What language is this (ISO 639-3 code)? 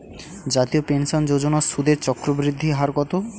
ben